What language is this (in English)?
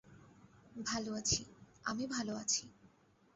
Bangla